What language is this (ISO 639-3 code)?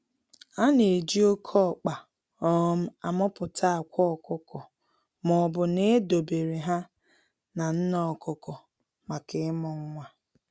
ibo